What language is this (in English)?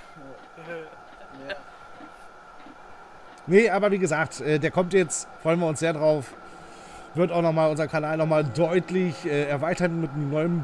German